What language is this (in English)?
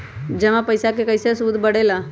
Magahi